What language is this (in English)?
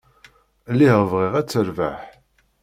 Kabyle